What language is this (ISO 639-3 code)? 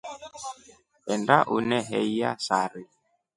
rof